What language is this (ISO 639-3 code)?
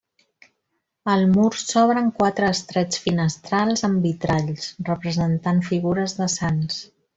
cat